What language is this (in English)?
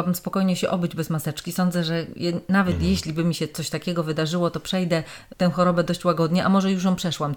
Polish